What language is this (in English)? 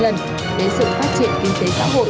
Vietnamese